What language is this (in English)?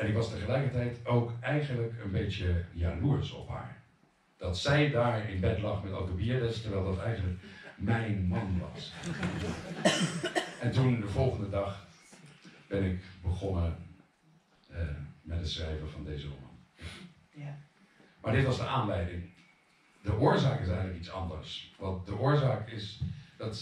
Dutch